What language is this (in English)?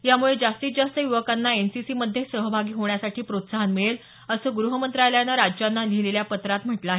Marathi